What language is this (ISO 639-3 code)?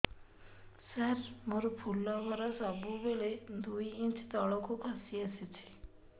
ori